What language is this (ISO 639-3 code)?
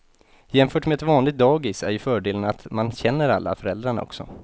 swe